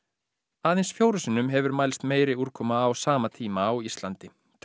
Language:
Icelandic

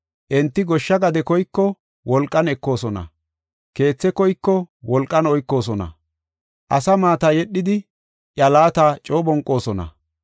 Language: Gofa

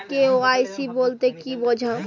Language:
Bangla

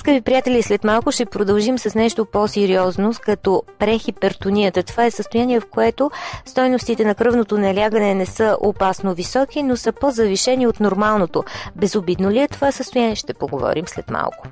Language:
Bulgarian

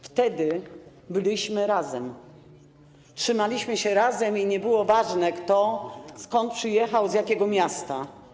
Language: Polish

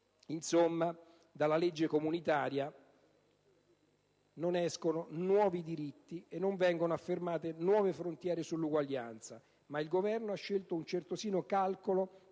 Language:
Italian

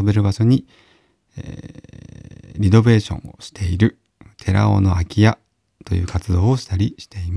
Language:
Japanese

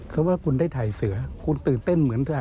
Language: Thai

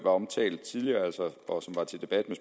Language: Danish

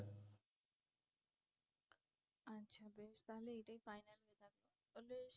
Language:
Bangla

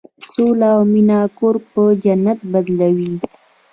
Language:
Pashto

